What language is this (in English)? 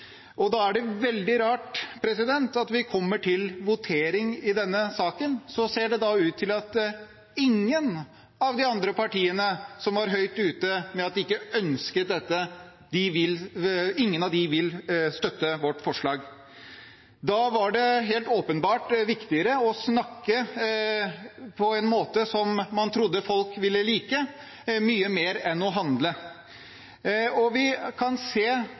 Norwegian Bokmål